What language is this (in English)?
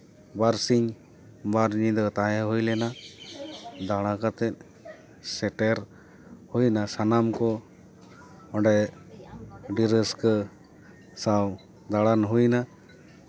Santali